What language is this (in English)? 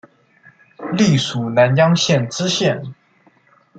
Chinese